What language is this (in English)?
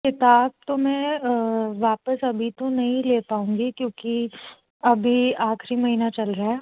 Hindi